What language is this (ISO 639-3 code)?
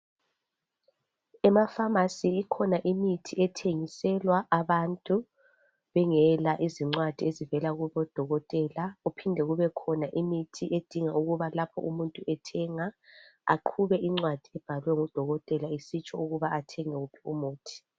nde